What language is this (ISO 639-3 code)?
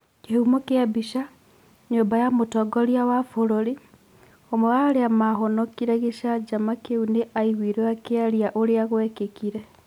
kik